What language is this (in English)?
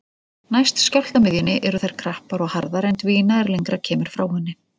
Icelandic